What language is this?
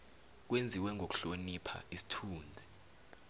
South Ndebele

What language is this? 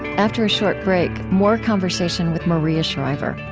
English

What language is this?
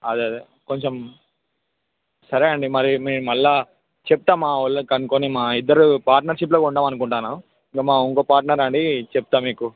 Telugu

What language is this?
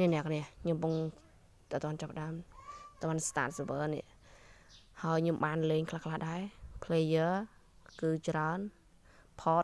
Thai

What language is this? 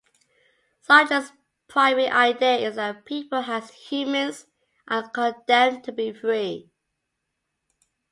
English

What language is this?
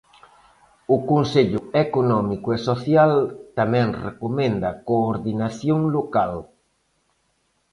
Galician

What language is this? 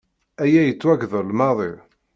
Kabyle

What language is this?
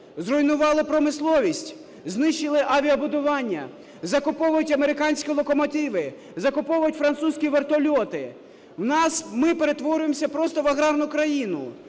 Ukrainian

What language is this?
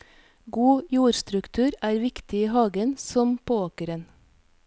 Norwegian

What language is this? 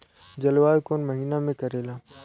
Bhojpuri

